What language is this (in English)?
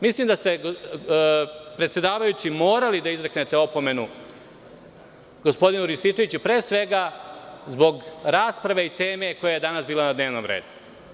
Serbian